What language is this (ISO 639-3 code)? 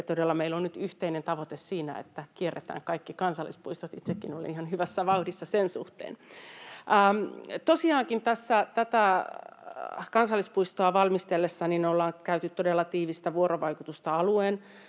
fin